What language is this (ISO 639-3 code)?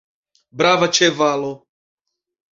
epo